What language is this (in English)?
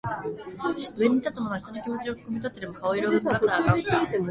Japanese